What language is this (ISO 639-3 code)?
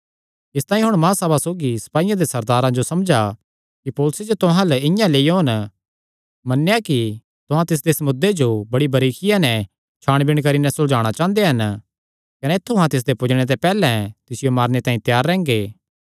xnr